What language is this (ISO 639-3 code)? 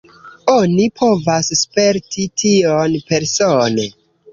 epo